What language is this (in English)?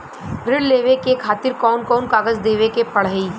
Bhojpuri